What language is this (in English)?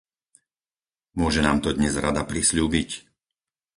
Slovak